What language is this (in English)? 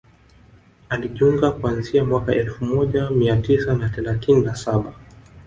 Swahili